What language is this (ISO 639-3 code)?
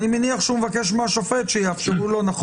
heb